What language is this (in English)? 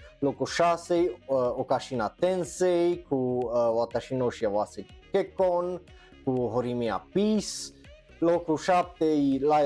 Romanian